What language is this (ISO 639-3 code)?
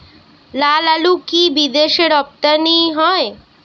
ben